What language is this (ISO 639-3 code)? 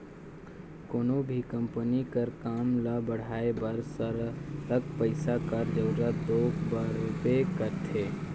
hne